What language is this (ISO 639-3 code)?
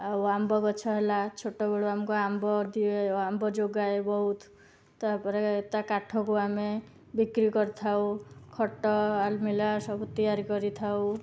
ori